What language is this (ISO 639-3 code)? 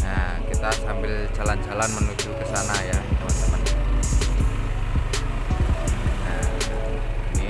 ind